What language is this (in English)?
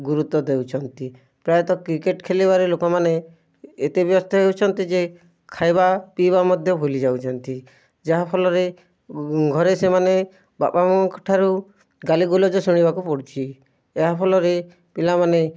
Odia